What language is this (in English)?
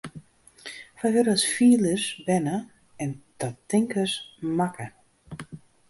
Western Frisian